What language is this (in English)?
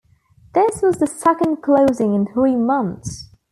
English